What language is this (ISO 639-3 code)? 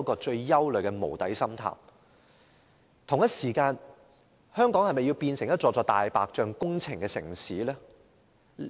yue